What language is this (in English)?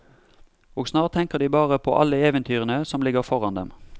Norwegian